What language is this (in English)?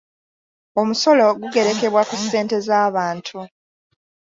Ganda